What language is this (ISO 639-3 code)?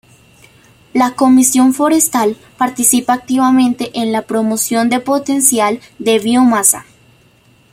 spa